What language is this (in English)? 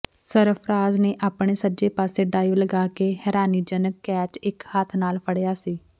Punjabi